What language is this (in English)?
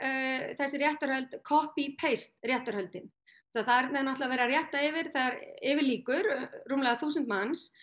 Icelandic